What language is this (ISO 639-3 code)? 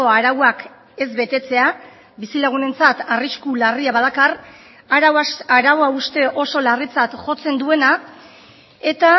eus